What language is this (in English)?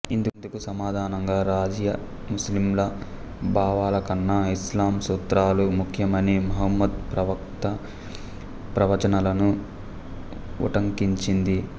Telugu